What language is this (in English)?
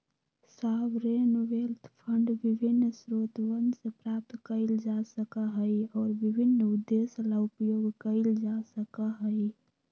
Magahi